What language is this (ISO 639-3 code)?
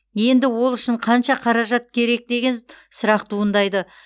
kaz